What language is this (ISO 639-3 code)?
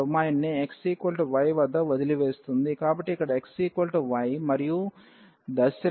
tel